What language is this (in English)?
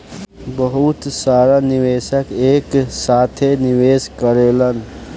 Bhojpuri